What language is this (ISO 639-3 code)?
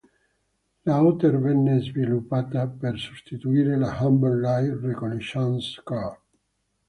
ita